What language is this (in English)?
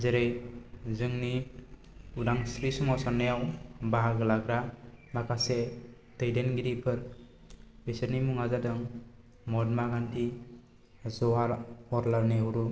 Bodo